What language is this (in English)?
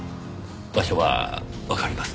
Japanese